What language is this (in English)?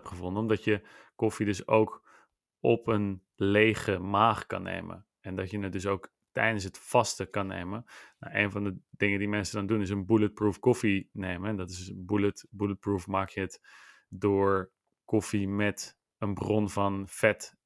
Dutch